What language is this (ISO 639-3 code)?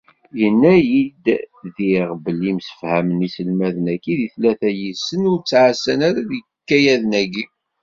kab